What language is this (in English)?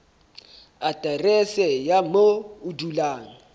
Southern Sotho